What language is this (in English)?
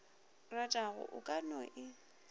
Northern Sotho